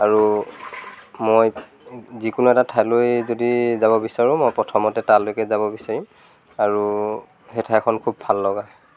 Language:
Assamese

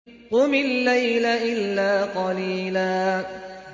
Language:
Arabic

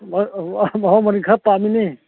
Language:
Manipuri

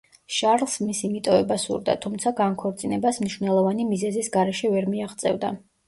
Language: Georgian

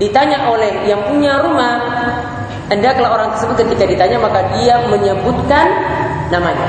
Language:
Indonesian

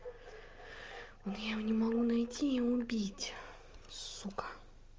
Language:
Russian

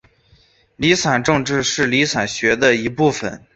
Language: Chinese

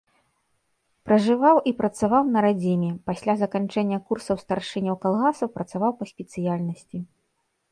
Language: Belarusian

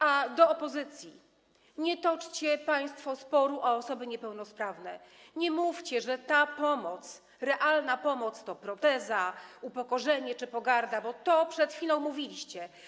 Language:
Polish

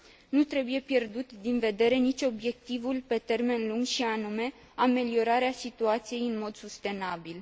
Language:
Romanian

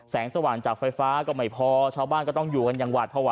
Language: Thai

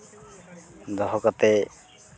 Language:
Santali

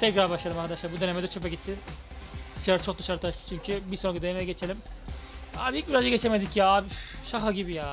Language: Turkish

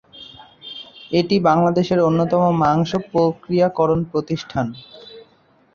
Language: Bangla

